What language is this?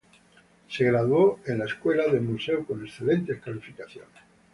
Spanish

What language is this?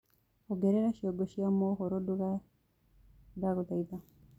Kikuyu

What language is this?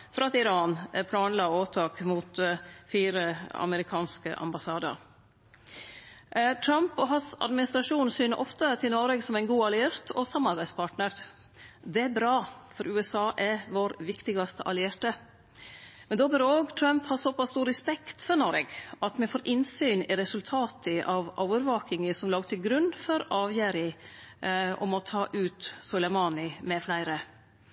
Norwegian Nynorsk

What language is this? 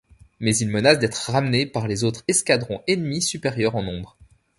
French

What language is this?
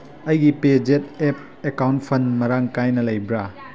Manipuri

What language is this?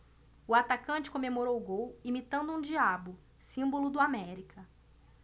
Portuguese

